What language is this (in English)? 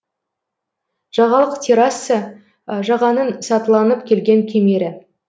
Kazakh